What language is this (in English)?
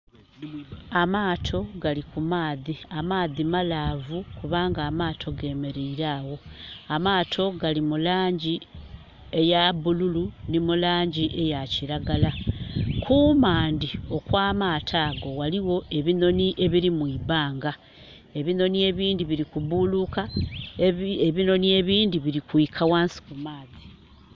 Soga